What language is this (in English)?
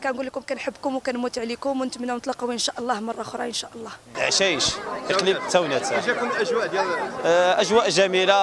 Arabic